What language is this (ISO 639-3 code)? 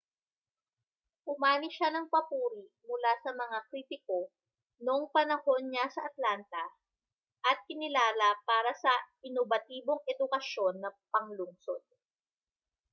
fil